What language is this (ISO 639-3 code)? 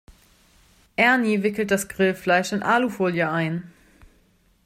deu